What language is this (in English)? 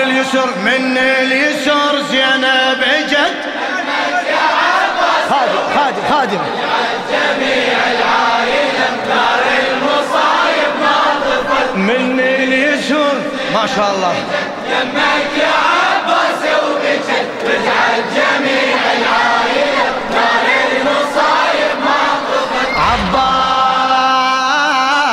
Arabic